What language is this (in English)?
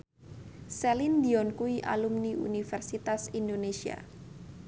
Javanese